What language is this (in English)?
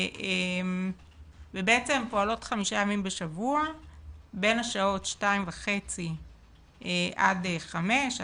Hebrew